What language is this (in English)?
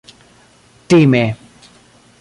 Esperanto